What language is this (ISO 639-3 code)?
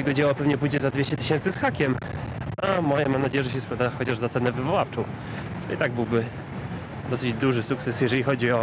pol